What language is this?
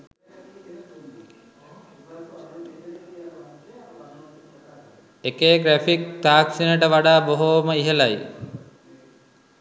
Sinhala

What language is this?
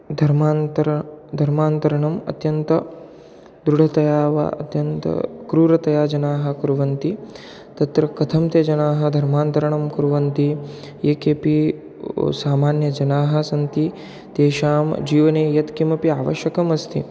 Sanskrit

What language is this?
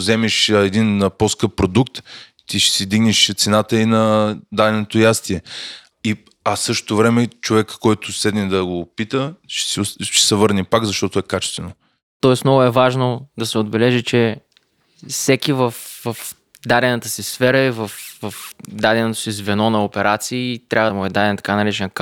Bulgarian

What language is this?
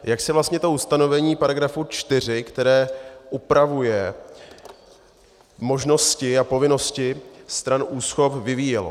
Czech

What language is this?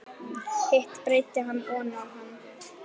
Icelandic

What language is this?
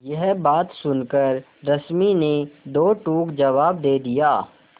Hindi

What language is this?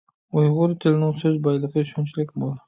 Uyghur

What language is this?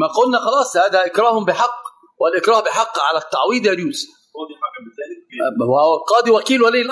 Arabic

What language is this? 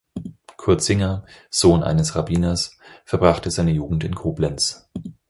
German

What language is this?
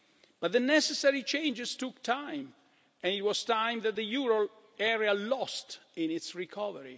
English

